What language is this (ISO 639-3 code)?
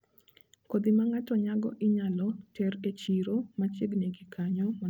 luo